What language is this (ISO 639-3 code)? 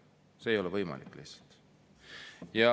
est